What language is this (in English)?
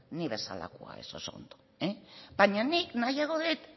Basque